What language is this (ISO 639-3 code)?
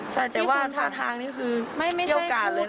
tha